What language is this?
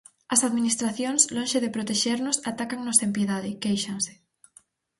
Galician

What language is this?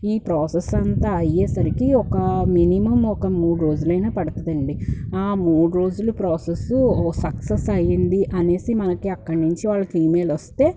Telugu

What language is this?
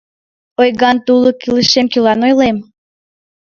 Mari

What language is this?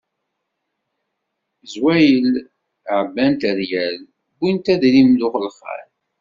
Kabyle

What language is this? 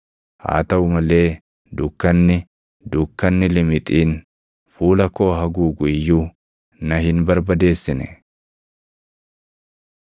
Oromo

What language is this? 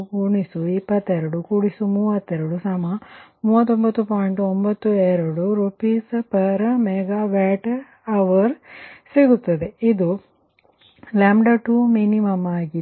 Kannada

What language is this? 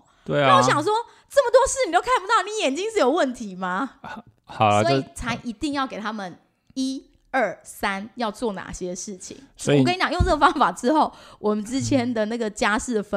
Chinese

